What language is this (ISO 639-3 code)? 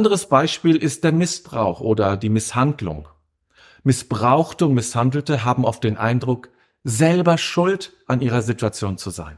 deu